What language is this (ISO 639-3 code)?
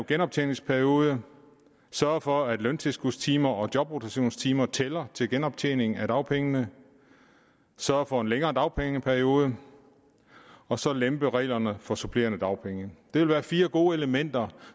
dan